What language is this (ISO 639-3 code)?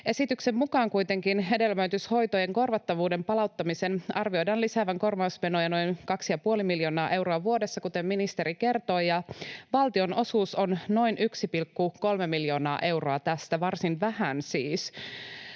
fin